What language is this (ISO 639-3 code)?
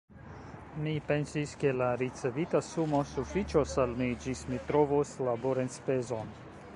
epo